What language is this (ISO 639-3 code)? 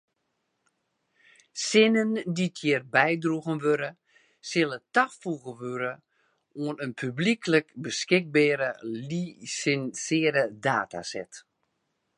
fry